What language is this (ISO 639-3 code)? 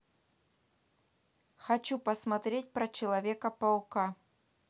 rus